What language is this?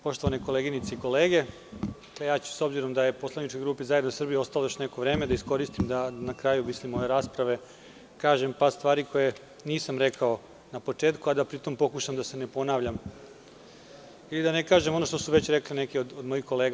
Serbian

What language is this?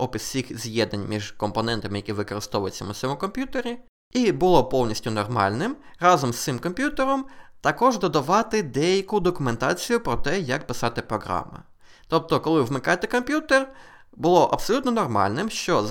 Ukrainian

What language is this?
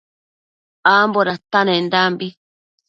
Matsés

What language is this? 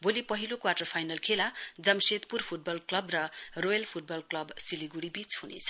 Nepali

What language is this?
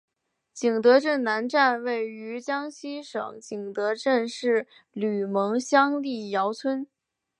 Chinese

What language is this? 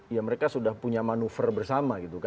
Indonesian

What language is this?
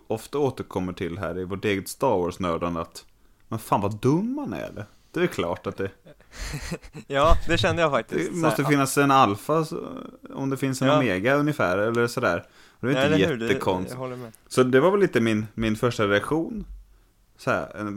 Swedish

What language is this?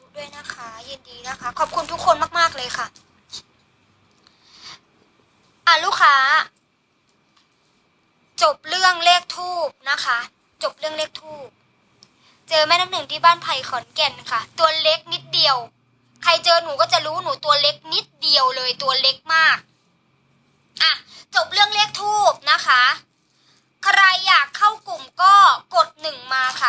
Thai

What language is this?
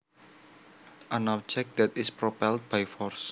Javanese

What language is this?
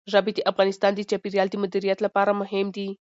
Pashto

